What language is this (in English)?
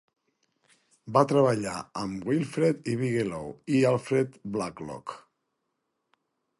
Catalan